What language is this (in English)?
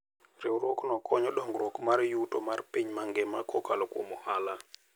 Luo (Kenya and Tanzania)